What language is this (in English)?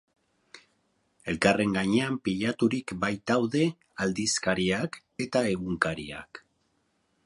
Basque